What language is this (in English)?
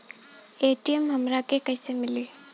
Bhojpuri